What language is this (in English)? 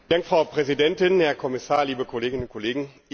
German